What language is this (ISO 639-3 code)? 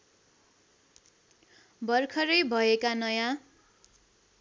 nep